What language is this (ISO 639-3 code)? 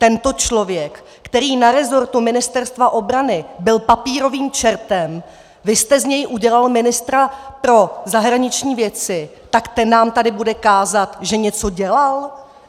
ces